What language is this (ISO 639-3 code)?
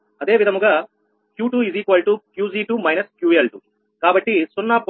tel